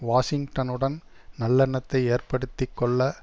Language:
Tamil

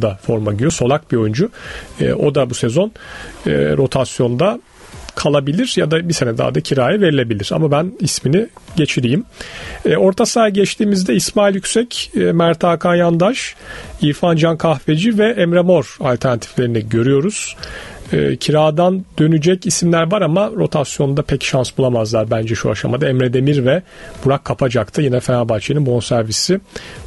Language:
Turkish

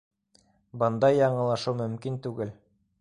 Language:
Bashkir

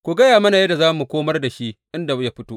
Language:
Hausa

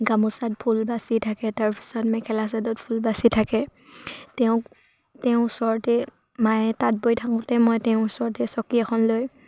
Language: Assamese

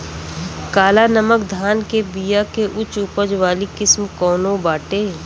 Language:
Bhojpuri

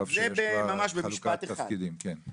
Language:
Hebrew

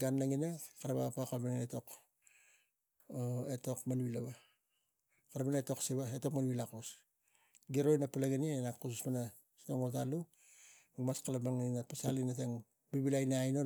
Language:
Tigak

